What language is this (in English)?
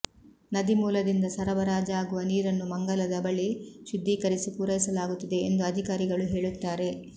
Kannada